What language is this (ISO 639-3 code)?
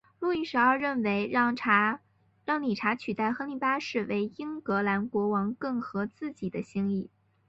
zho